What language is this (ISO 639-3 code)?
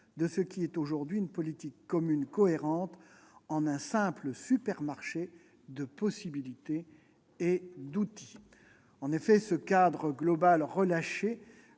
fra